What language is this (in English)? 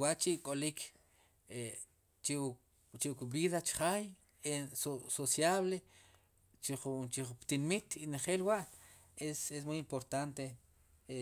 Sipacapense